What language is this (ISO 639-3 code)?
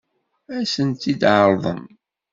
kab